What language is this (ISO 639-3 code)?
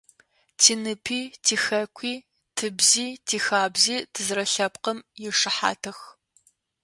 ady